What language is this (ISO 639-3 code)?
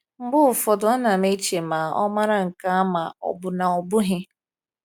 ibo